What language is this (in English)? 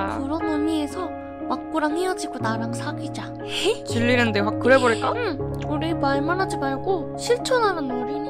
Korean